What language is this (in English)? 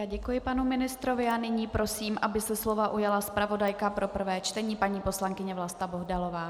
Czech